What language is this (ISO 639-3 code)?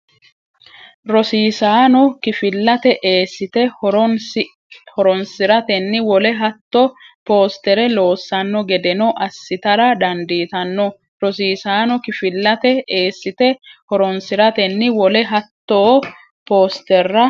sid